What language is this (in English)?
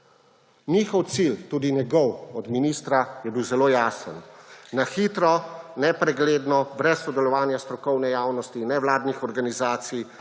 Slovenian